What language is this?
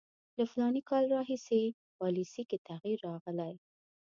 Pashto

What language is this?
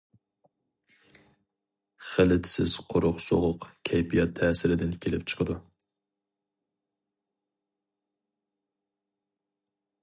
Uyghur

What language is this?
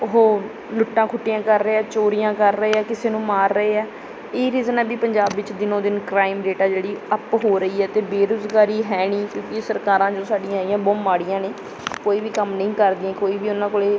Punjabi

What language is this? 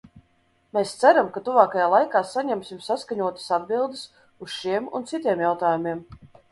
Latvian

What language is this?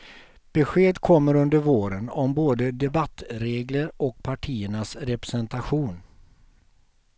Swedish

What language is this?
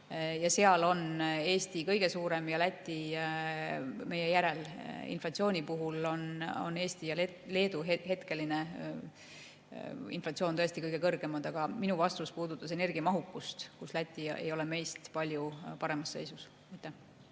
Estonian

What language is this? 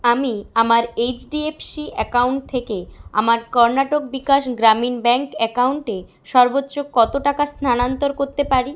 Bangla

